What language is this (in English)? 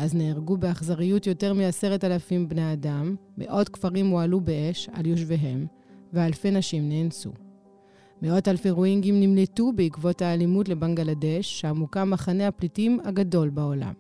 Hebrew